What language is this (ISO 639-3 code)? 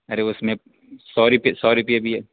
urd